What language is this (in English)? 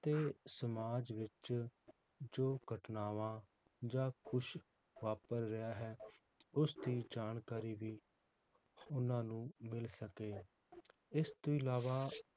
Punjabi